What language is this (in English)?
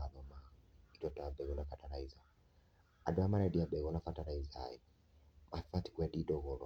Kikuyu